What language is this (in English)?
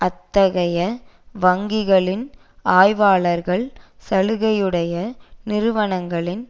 Tamil